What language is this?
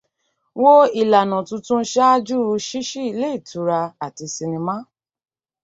Yoruba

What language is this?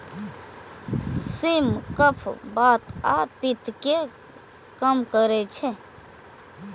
Maithili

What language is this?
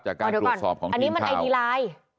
Thai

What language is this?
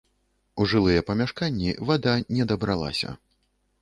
Belarusian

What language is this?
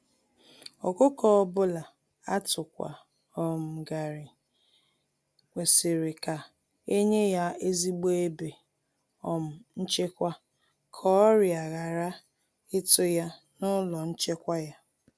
Igbo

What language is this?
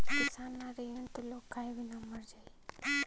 Bhojpuri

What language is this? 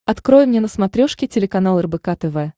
Russian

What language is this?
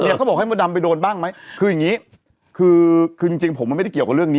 Thai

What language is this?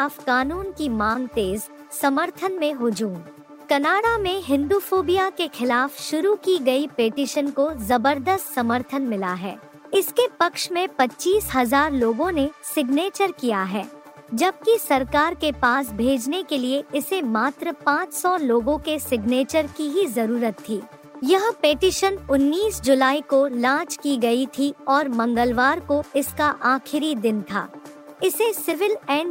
Hindi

